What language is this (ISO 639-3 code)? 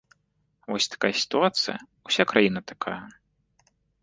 bel